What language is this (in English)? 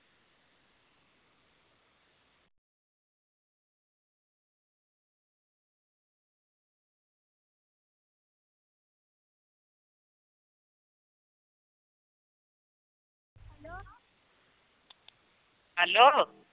Punjabi